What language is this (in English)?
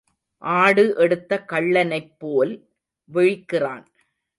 Tamil